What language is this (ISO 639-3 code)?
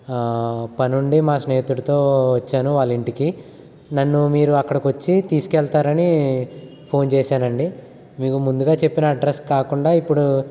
tel